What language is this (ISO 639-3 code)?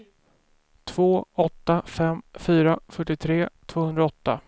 swe